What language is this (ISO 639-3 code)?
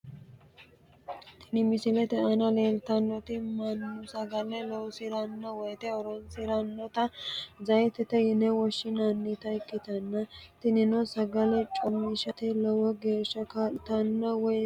sid